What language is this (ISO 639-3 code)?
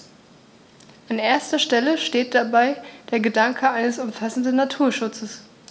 deu